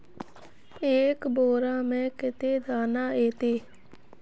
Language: Magahi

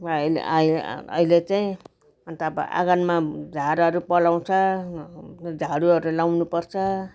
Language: Nepali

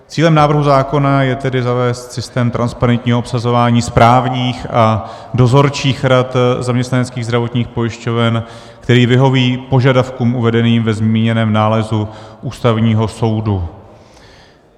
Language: Czech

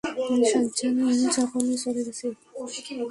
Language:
Bangla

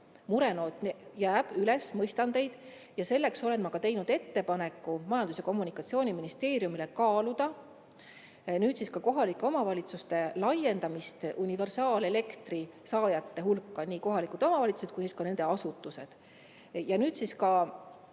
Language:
Estonian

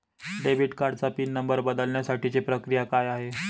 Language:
Marathi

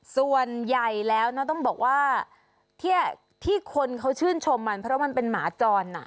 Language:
Thai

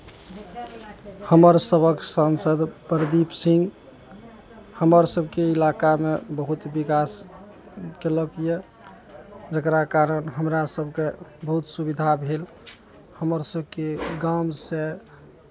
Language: Maithili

